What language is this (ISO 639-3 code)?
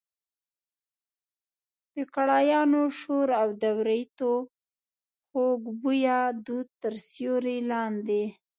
pus